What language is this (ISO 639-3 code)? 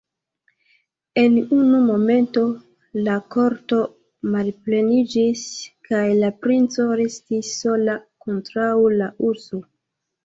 epo